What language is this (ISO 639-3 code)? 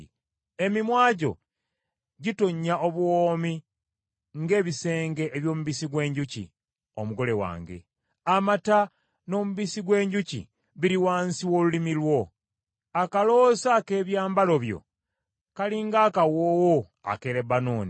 lug